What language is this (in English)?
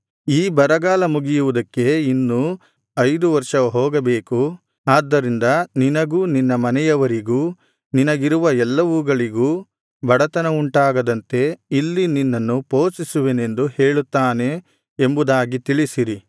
Kannada